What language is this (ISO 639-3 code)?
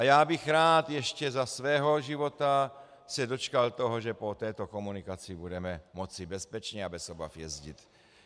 ces